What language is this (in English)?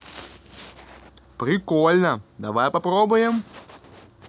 Russian